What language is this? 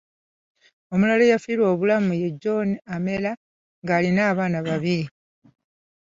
Ganda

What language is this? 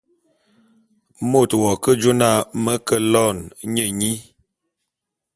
Bulu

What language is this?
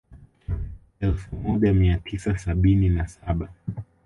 Swahili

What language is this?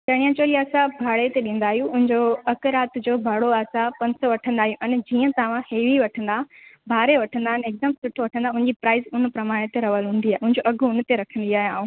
Sindhi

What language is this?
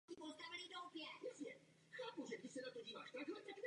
Czech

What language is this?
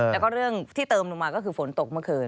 Thai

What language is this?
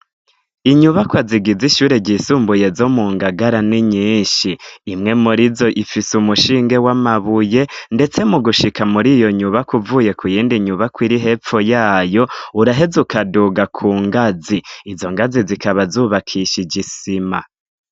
Rundi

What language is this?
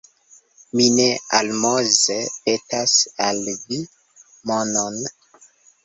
Esperanto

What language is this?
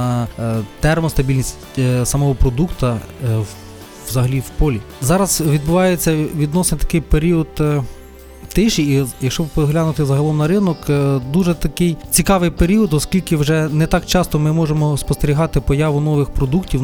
Ukrainian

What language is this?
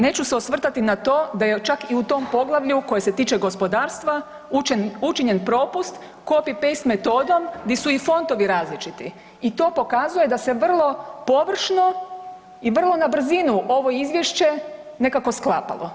Croatian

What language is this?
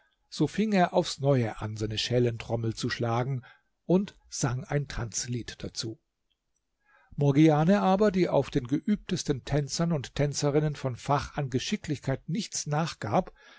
German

